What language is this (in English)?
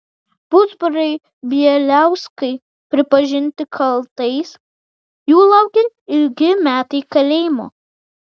Lithuanian